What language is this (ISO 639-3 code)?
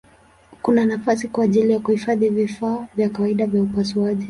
swa